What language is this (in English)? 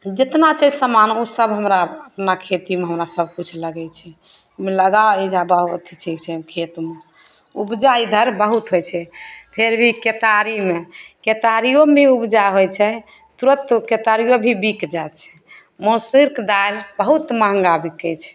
Maithili